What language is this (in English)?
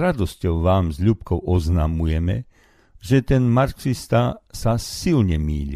Slovak